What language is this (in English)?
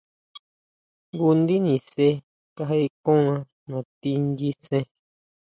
Huautla Mazatec